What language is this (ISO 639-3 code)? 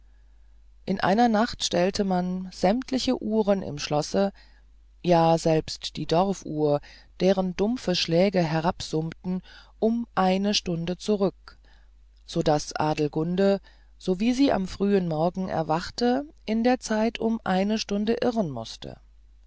deu